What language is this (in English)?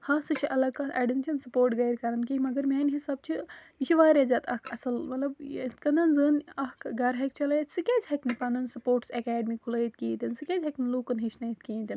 Kashmiri